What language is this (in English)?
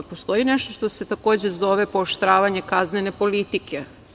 Serbian